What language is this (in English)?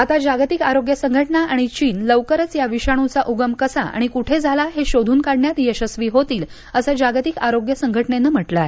Marathi